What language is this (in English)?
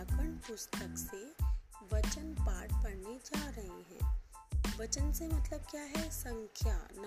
Hindi